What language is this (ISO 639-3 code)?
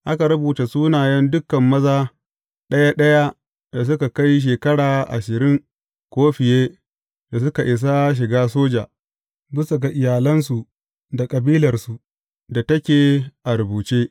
hau